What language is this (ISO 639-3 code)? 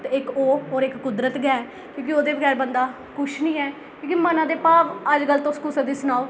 doi